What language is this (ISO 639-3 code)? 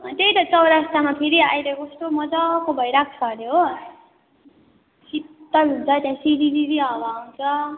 nep